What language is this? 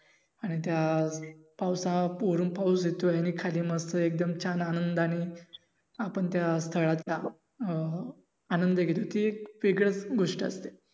Marathi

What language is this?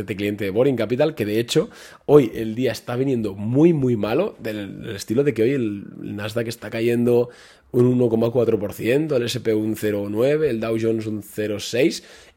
Spanish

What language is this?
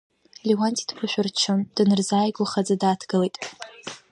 Abkhazian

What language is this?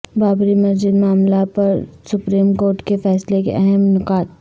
Urdu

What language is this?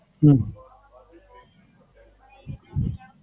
Gujarati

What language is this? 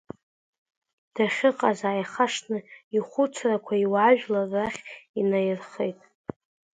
Abkhazian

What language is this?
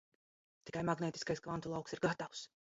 Latvian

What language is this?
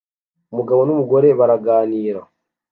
Kinyarwanda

